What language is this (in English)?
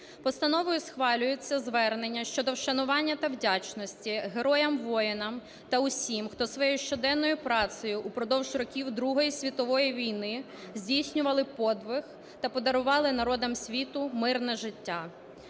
Ukrainian